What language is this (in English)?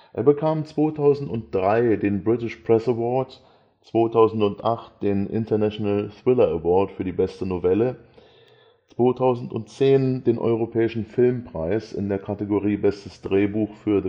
German